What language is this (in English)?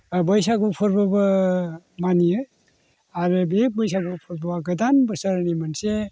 Bodo